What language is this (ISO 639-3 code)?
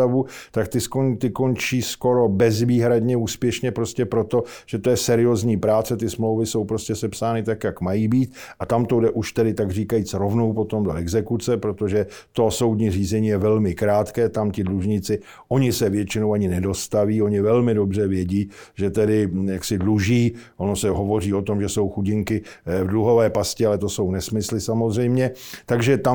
ces